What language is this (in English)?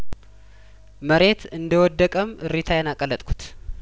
Amharic